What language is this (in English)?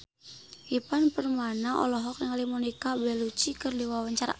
Sundanese